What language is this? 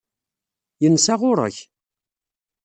Kabyle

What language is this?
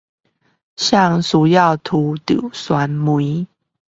Chinese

